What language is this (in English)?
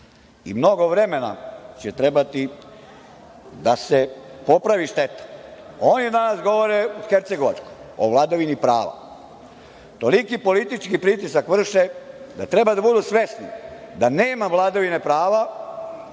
Serbian